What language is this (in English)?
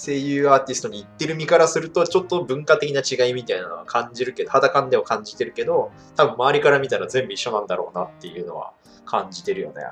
Japanese